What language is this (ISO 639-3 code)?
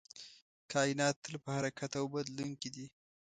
pus